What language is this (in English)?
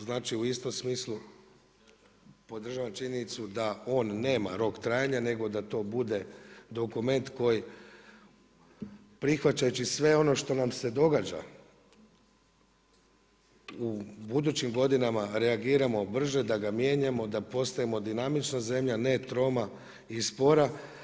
Croatian